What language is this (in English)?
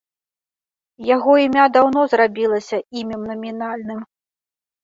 Belarusian